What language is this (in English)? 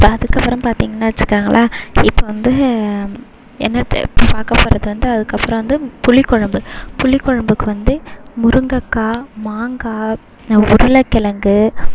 Tamil